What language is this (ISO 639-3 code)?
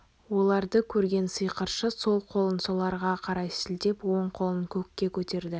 kaz